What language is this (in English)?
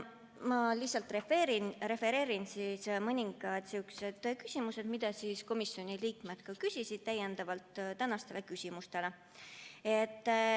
Estonian